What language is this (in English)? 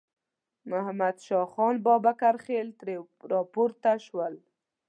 Pashto